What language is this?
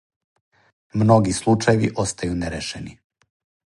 Serbian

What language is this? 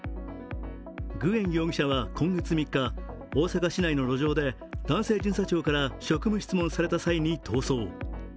Japanese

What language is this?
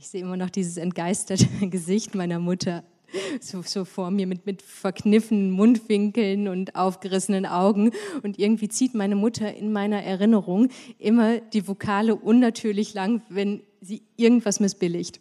German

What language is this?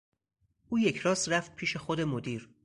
Persian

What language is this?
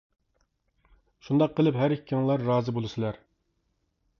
Uyghur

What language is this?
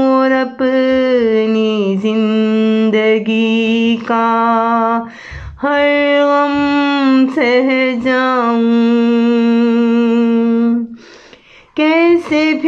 Urdu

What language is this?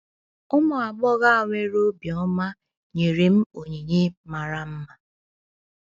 Igbo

